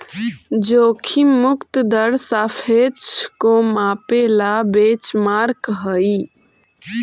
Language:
Magahi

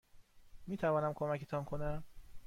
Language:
Persian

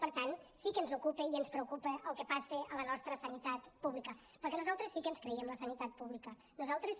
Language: Catalan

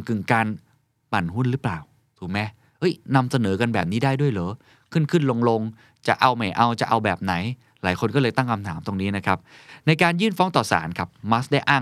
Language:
Thai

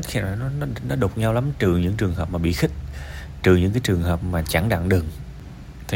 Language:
Vietnamese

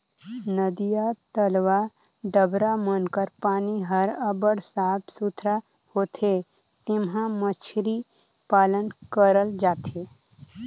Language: Chhattisgarhi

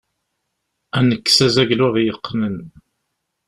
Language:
Kabyle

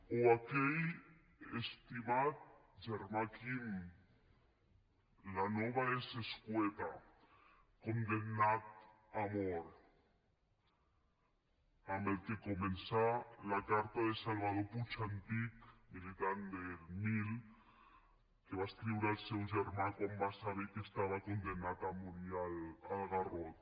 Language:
Catalan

